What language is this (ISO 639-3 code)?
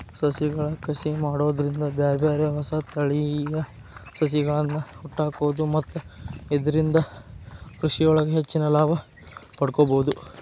kan